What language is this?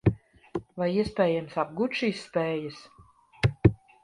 Latvian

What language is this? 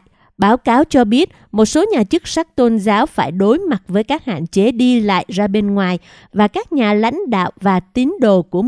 Vietnamese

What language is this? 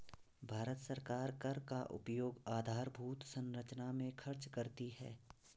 Hindi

